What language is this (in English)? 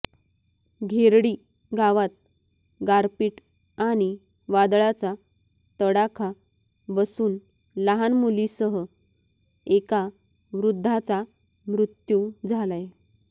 Marathi